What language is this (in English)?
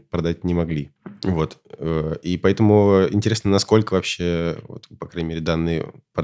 Russian